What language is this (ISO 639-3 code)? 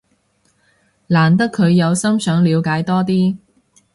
yue